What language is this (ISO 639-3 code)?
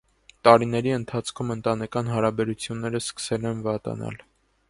hye